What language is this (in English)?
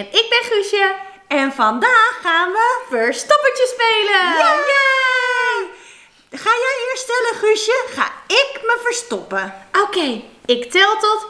Dutch